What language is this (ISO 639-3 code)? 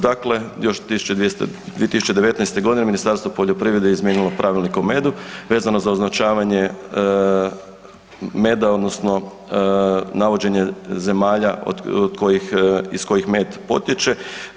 hrv